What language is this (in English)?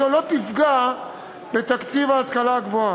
Hebrew